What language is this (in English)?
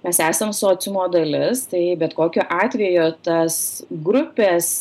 Lithuanian